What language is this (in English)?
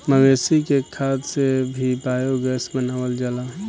Bhojpuri